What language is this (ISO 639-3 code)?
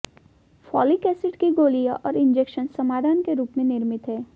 hin